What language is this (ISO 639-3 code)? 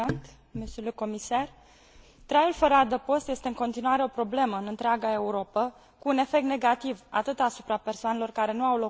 ron